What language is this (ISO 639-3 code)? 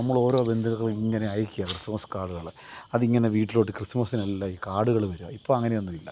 mal